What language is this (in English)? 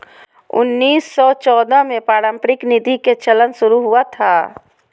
Magahi